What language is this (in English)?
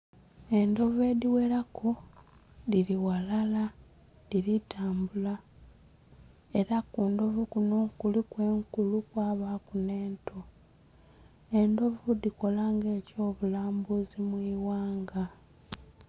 Soga